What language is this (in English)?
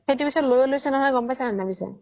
Assamese